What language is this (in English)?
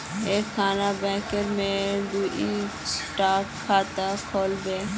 Magahi